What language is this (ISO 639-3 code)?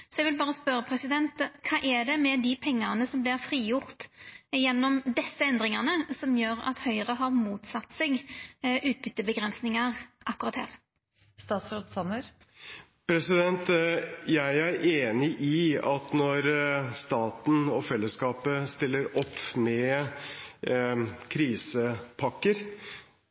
nor